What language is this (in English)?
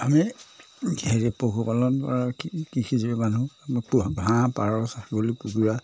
Assamese